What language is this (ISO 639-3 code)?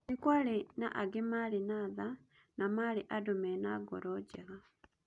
kik